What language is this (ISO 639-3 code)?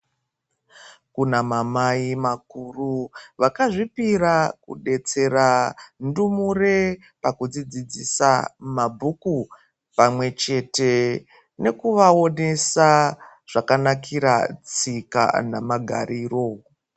ndc